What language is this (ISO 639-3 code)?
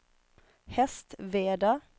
swe